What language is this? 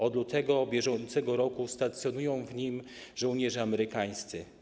Polish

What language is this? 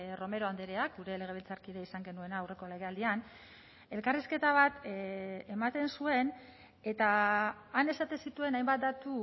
Basque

